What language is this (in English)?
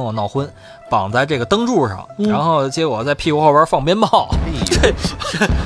Chinese